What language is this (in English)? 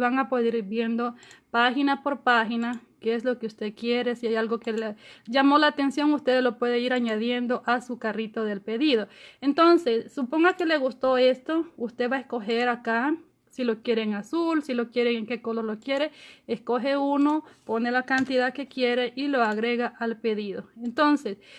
Spanish